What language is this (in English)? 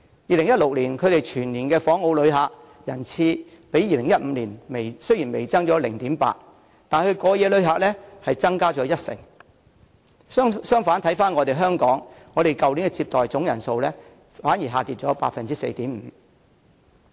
Cantonese